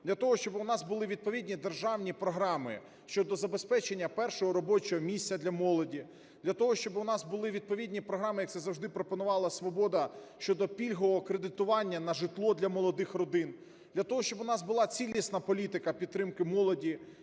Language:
Ukrainian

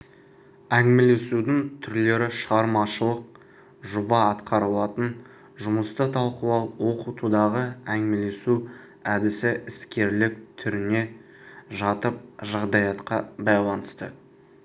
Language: Kazakh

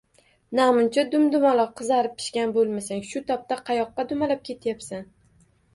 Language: Uzbek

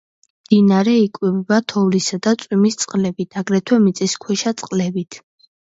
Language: Georgian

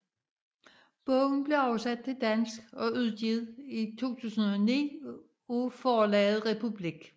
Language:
Danish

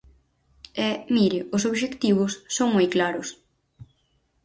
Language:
Galician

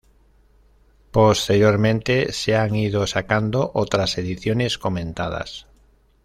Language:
Spanish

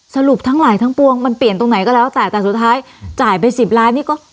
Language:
Thai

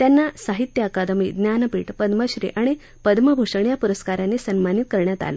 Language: Marathi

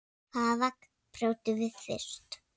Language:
Icelandic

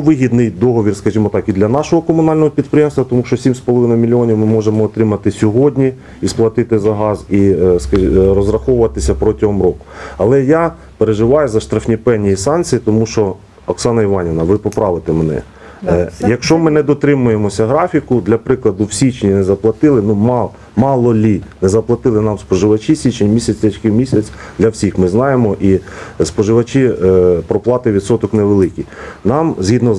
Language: Ukrainian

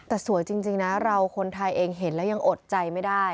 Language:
Thai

